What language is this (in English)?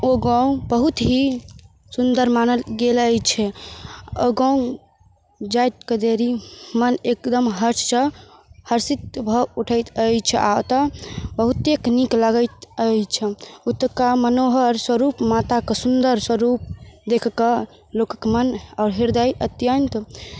Maithili